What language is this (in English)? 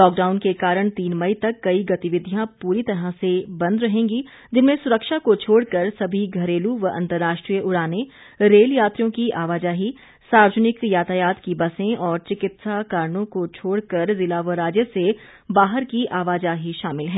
Hindi